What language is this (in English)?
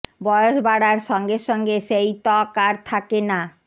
Bangla